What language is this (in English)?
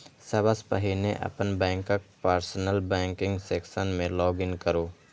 Maithili